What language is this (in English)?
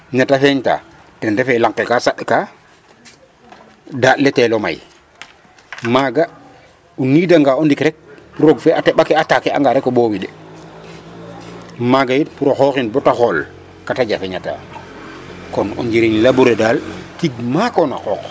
Serer